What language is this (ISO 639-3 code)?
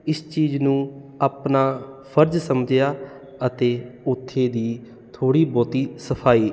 pan